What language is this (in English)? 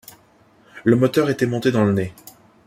French